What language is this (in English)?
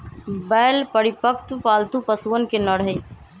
Magahi